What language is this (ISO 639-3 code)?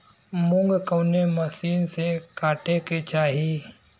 bho